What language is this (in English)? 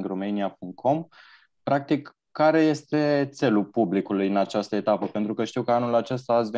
Romanian